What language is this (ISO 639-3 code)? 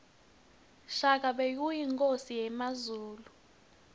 ssw